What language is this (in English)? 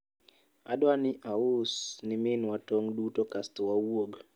Luo (Kenya and Tanzania)